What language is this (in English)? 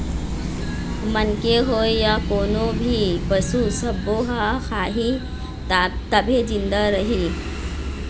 Chhattisgarhi